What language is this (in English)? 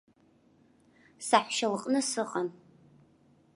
Abkhazian